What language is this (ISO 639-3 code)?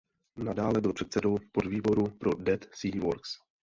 ces